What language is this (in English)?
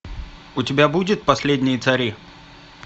Russian